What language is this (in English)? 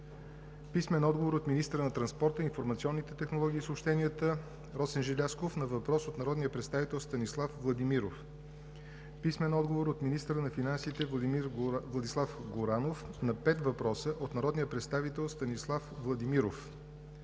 Bulgarian